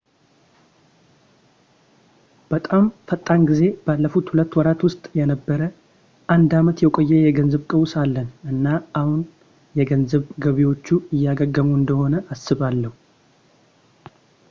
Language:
Amharic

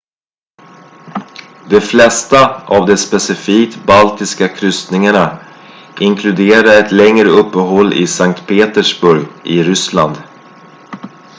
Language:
Swedish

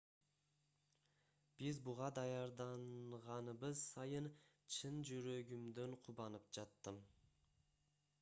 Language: Kyrgyz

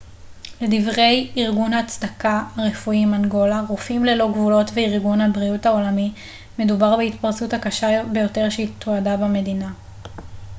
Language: Hebrew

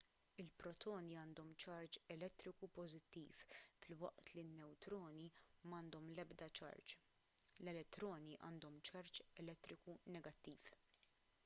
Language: Maltese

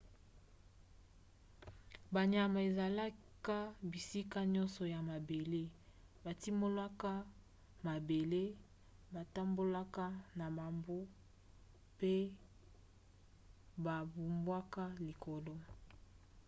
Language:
Lingala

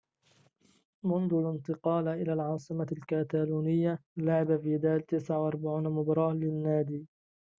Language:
Arabic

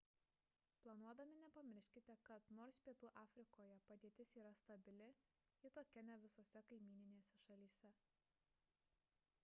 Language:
Lithuanian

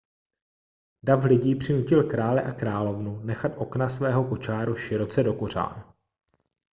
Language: Czech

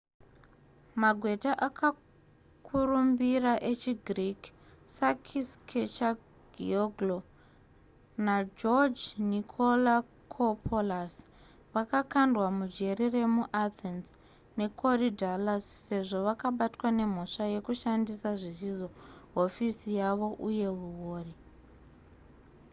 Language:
Shona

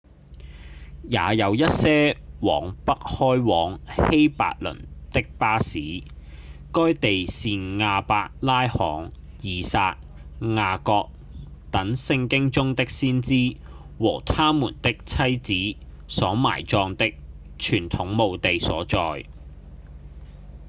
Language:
Cantonese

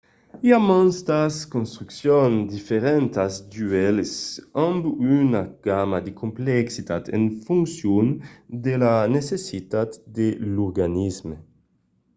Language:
Occitan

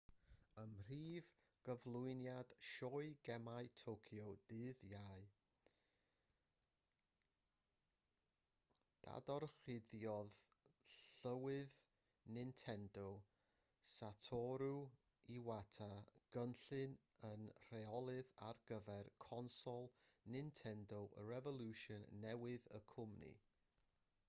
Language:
Welsh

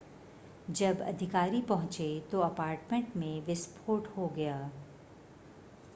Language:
Hindi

